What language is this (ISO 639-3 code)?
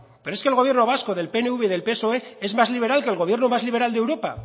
spa